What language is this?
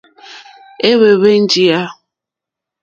Mokpwe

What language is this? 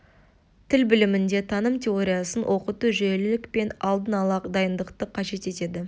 Kazakh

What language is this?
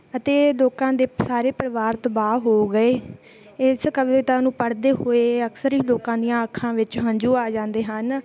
Punjabi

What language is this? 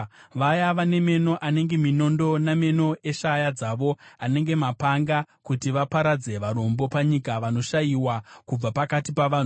Shona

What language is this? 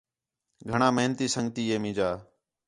Khetrani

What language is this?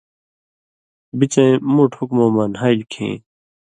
Indus Kohistani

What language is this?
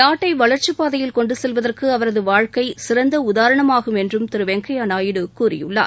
Tamil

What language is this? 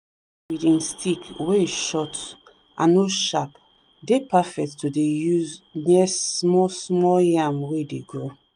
Nigerian Pidgin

